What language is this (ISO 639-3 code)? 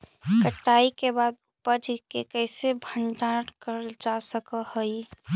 mag